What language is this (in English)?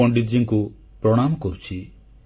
Odia